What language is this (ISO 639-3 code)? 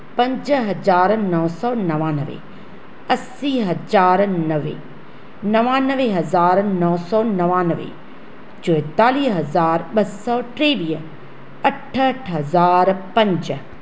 snd